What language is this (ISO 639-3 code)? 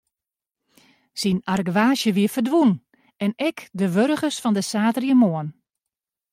fry